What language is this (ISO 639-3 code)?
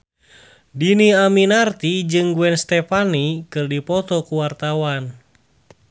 sun